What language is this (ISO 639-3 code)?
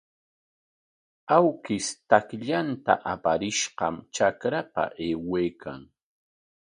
qwa